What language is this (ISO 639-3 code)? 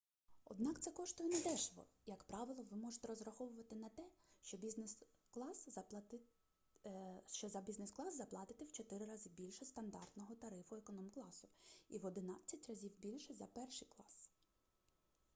ukr